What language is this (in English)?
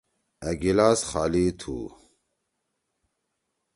Torwali